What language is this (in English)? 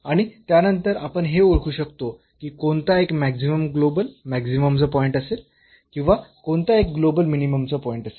Marathi